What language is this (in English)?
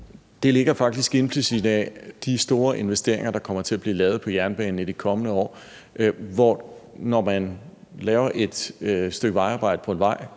Danish